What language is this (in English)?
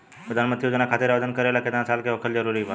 Bhojpuri